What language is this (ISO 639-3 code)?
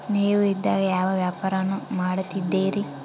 kan